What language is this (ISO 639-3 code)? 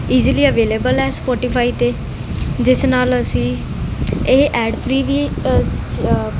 pan